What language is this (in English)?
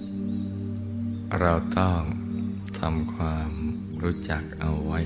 Thai